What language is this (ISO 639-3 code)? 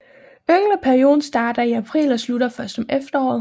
dan